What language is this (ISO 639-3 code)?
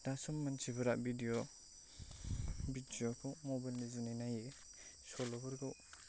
brx